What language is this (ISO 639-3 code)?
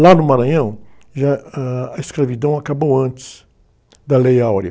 por